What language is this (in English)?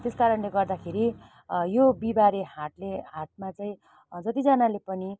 Nepali